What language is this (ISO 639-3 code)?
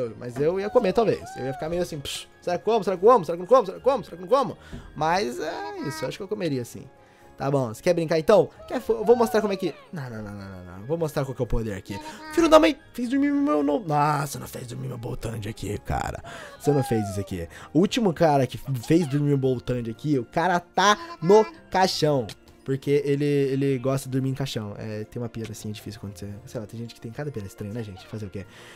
por